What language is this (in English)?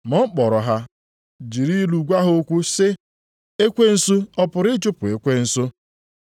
Igbo